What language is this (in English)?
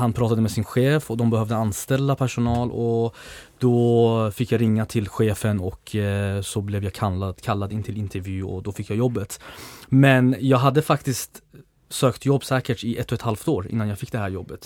Swedish